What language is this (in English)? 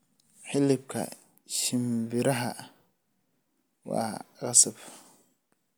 Somali